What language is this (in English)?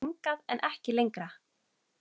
Icelandic